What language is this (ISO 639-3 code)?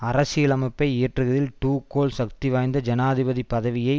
tam